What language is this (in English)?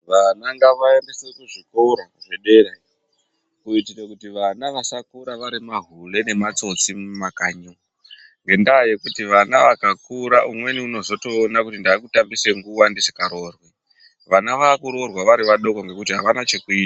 Ndau